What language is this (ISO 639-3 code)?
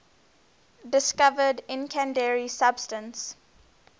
eng